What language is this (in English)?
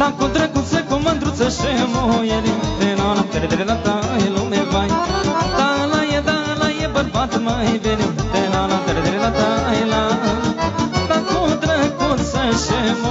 Romanian